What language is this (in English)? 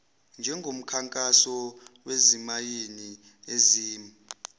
Zulu